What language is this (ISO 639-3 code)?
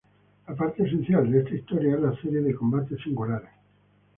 spa